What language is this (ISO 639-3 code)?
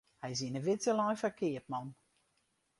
fry